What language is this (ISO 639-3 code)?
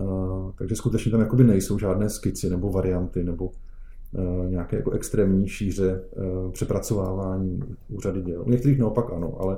ces